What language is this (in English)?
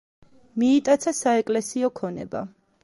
Georgian